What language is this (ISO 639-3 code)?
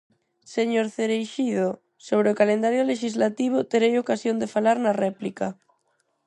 glg